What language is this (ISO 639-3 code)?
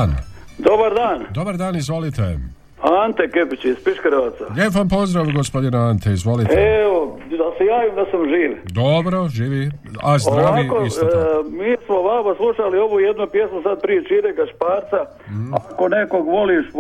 hrv